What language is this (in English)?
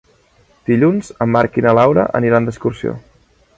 Catalan